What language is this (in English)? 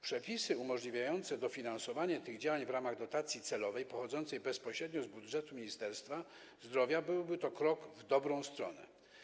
Polish